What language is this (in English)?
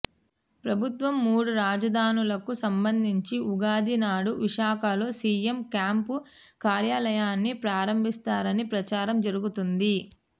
Telugu